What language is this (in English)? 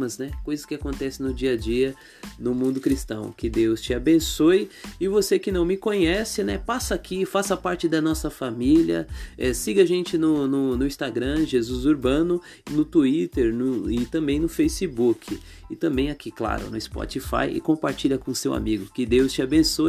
Portuguese